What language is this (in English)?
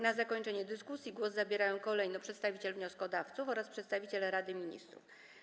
Polish